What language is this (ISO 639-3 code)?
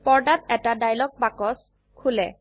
asm